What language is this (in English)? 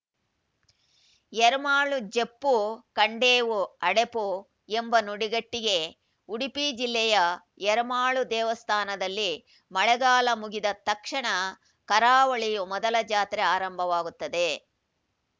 Kannada